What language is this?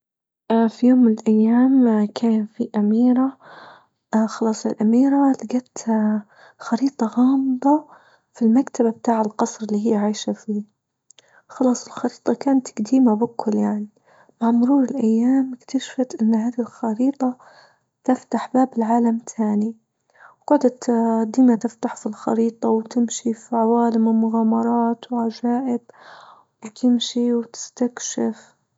Libyan Arabic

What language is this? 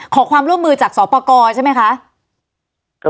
Thai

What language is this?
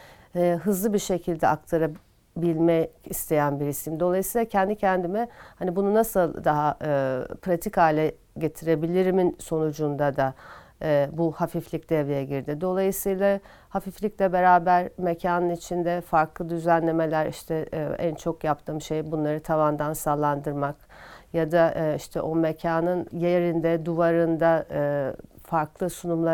Turkish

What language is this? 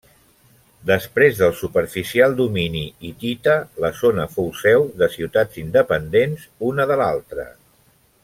Catalan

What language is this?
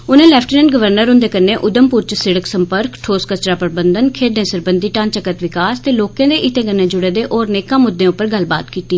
Dogri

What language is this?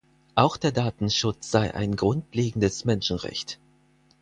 German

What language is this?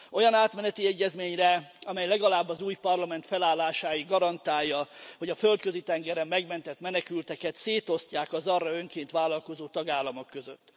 Hungarian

